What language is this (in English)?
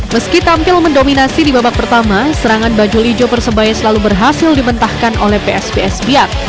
Indonesian